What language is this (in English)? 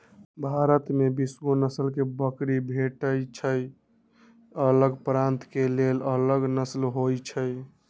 Magahi